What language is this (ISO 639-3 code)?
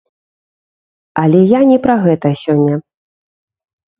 bel